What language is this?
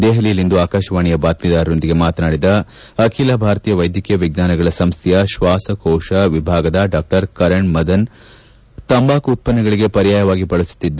Kannada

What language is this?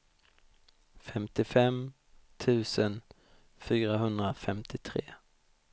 Swedish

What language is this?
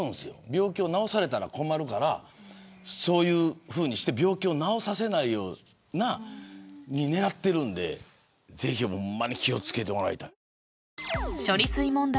Japanese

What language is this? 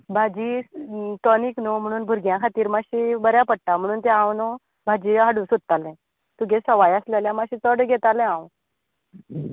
Konkani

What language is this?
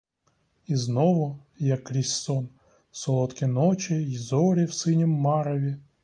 Ukrainian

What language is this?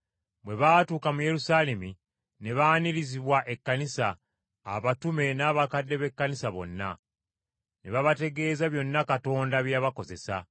Ganda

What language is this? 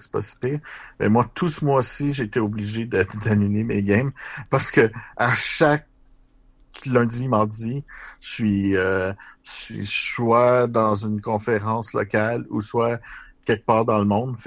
French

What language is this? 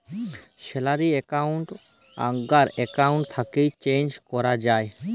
Bangla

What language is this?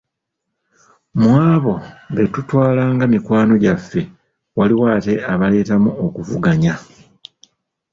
Ganda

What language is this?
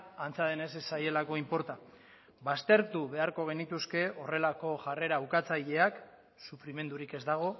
Basque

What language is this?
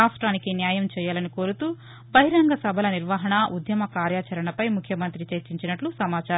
Telugu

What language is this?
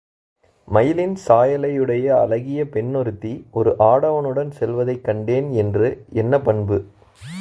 Tamil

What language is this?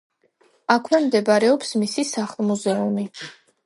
Georgian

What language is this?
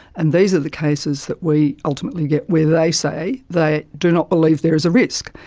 English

